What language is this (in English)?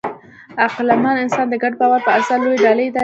Pashto